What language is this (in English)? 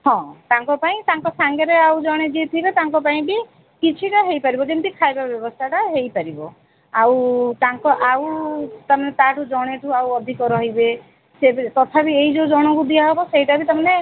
Odia